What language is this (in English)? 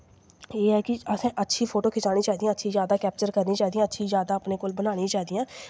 Dogri